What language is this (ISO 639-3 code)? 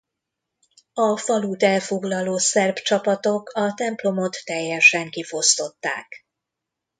hun